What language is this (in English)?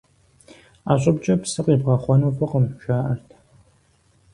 Kabardian